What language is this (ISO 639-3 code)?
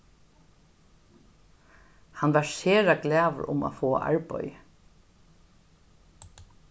fao